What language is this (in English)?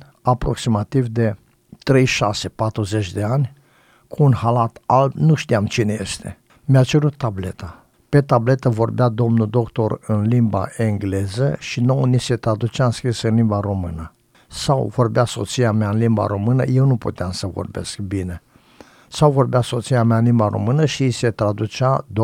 Romanian